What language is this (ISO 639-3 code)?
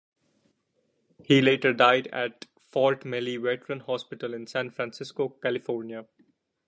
eng